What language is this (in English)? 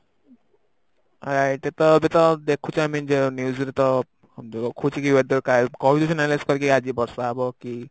Odia